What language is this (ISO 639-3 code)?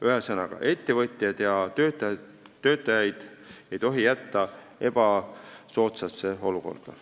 est